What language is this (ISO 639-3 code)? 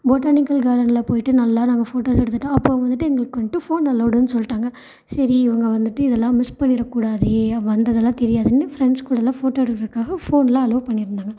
tam